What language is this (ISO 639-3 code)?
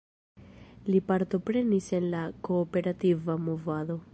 epo